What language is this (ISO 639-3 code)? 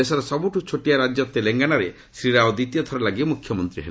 ori